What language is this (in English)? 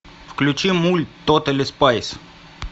Russian